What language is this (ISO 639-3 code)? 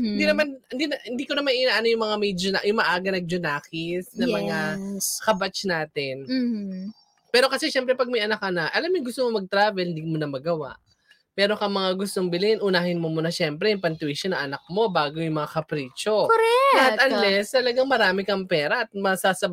fil